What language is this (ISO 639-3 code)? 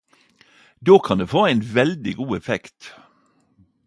nno